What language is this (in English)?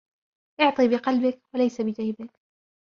Arabic